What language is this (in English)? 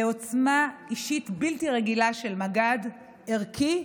Hebrew